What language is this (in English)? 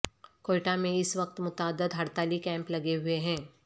Urdu